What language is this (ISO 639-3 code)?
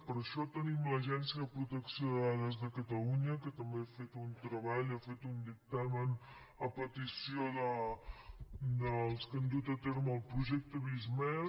cat